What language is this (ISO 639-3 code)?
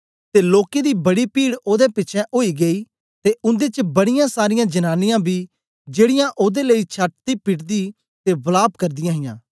doi